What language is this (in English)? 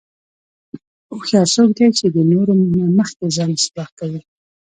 Pashto